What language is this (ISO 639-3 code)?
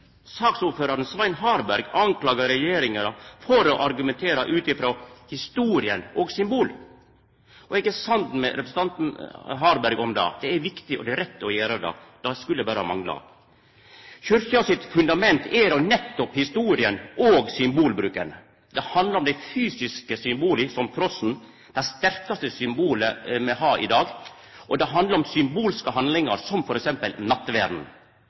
nno